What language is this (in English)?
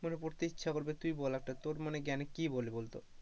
Bangla